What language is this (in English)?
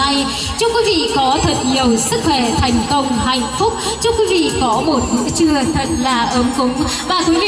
Vietnamese